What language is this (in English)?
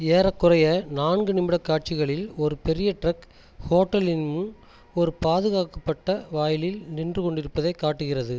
Tamil